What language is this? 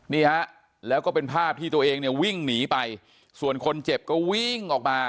Thai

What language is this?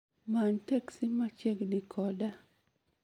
Luo (Kenya and Tanzania)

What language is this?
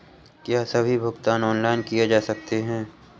Hindi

